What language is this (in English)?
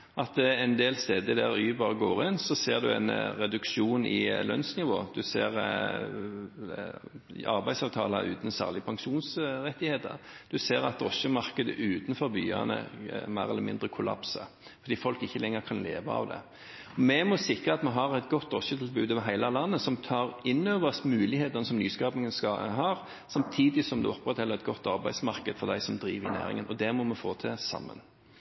Norwegian Bokmål